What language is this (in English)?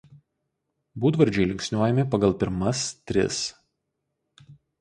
Lithuanian